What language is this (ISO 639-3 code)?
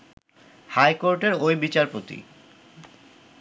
ben